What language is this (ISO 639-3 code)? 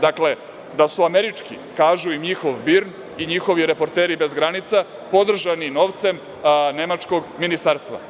srp